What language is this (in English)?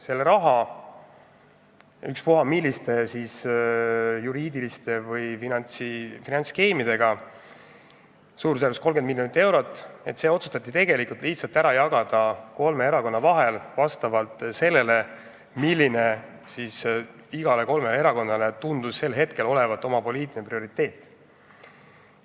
Estonian